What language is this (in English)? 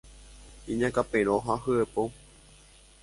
Guarani